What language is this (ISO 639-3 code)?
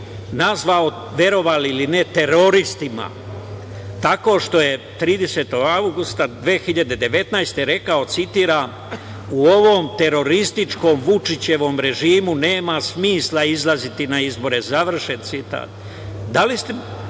srp